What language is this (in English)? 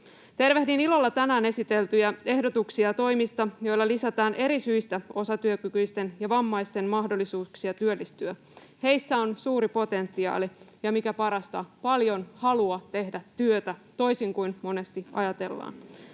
Finnish